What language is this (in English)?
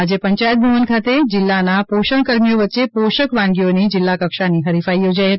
Gujarati